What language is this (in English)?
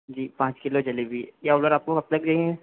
Hindi